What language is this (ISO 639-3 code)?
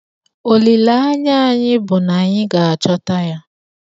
ibo